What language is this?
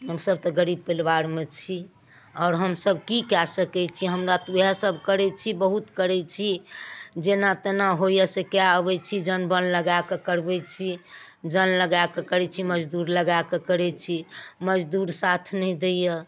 Maithili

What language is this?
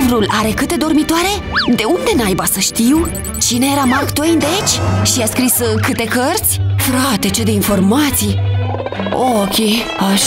Romanian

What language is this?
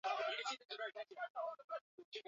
Swahili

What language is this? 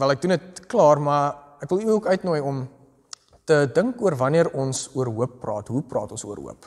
Dutch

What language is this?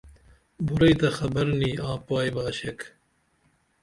Dameli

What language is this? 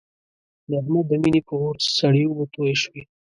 Pashto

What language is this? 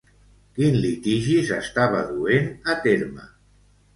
Catalan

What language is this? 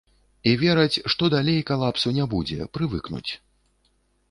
Belarusian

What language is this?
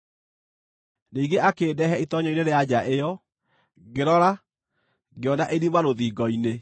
Kikuyu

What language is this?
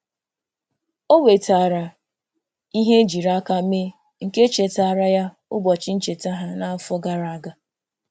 Igbo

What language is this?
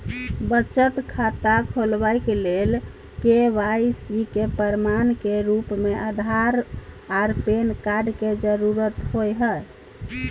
Maithili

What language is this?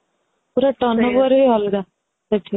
Odia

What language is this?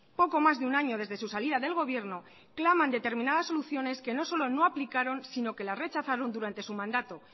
Spanish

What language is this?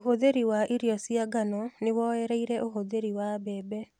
Kikuyu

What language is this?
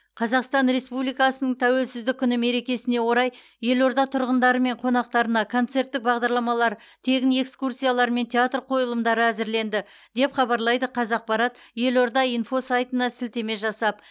Kazakh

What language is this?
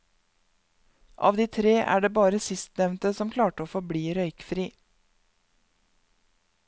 Norwegian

